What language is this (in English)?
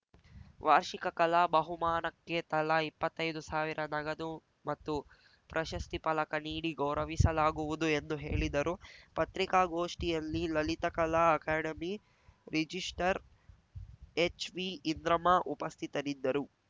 Kannada